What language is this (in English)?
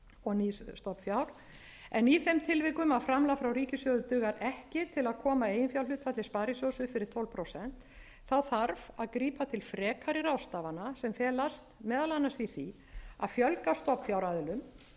Icelandic